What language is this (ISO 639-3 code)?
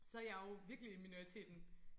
dan